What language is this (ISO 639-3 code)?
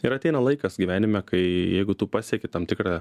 lit